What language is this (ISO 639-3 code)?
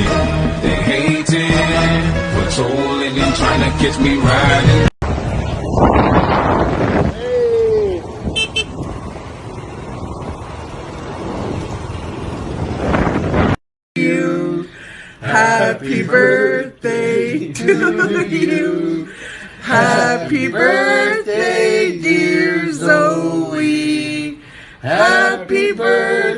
eng